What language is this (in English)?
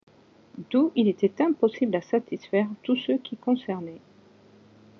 French